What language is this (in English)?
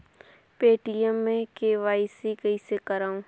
Chhattisgarhi